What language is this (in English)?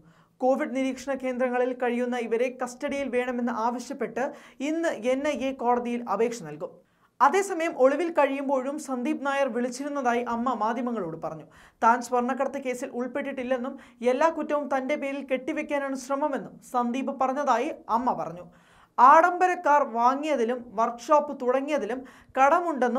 Turkish